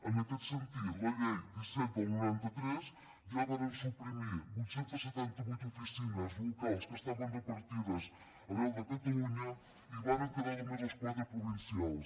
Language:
Catalan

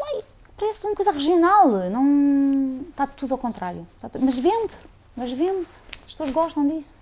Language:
Portuguese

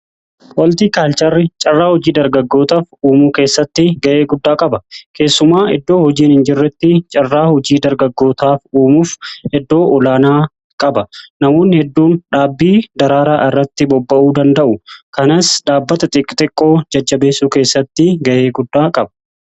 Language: Oromo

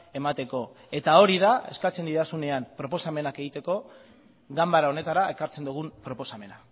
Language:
Basque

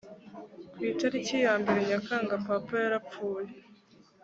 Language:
Kinyarwanda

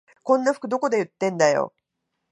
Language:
Japanese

